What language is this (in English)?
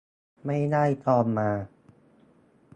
Thai